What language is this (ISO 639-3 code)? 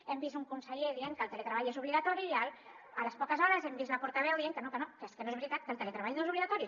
cat